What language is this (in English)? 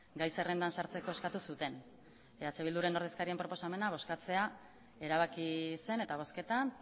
Basque